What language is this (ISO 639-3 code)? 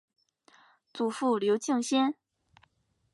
zho